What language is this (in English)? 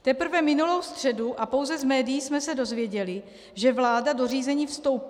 Czech